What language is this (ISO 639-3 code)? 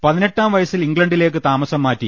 mal